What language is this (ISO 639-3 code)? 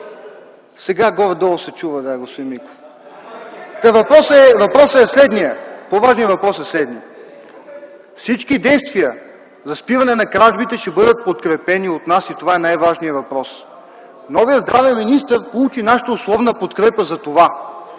bul